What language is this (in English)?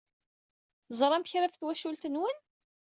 Kabyle